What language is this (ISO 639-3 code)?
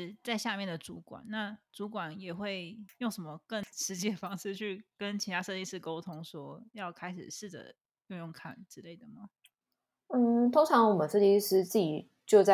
zho